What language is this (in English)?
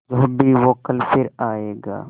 Hindi